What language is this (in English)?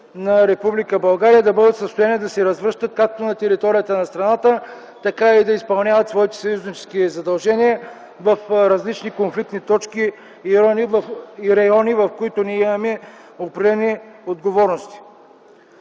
Bulgarian